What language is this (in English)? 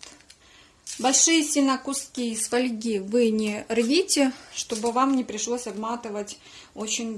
Russian